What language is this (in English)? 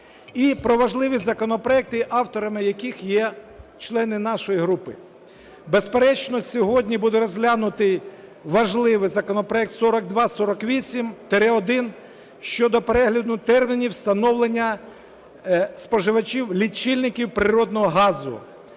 Ukrainian